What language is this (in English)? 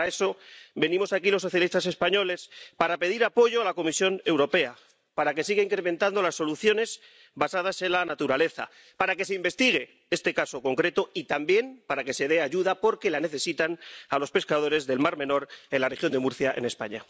Spanish